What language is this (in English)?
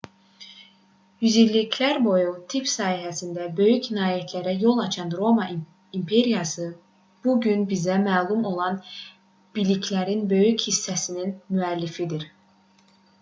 Azerbaijani